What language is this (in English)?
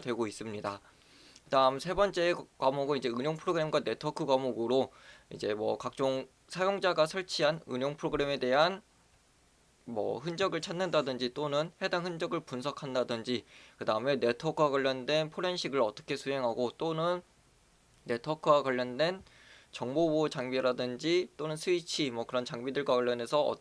Korean